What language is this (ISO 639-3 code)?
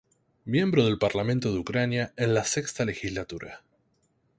spa